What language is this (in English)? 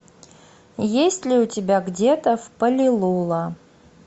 Russian